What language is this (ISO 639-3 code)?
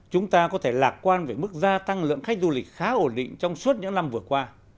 vie